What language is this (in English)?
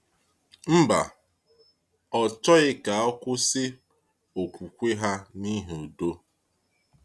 Igbo